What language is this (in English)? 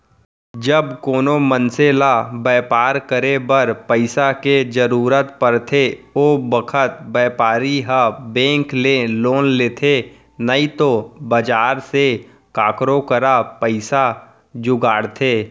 Chhattisgarhi